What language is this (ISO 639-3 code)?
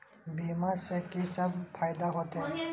mai